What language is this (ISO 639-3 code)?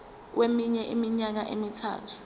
zul